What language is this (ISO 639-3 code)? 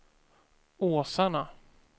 swe